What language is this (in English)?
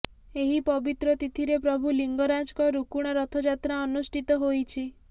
Odia